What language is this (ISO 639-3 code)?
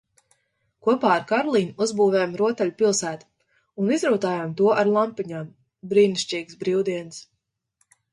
lav